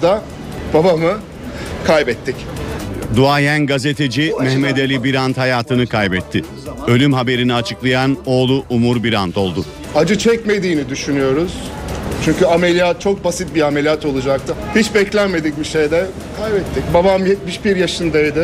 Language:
Turkish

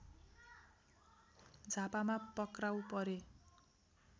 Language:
Nepali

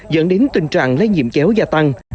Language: Vietnamese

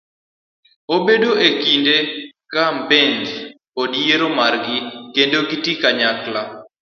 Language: Luo (Kenya and Tanzania)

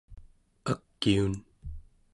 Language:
Central Yupik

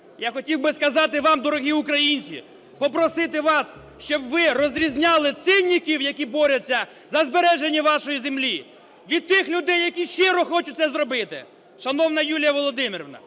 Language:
Ukrainian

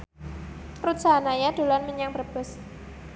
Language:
Javanese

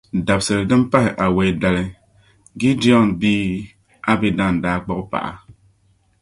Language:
Dagbani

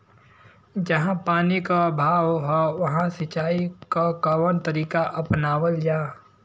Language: Bhojpuri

